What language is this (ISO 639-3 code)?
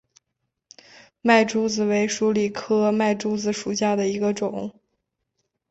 zho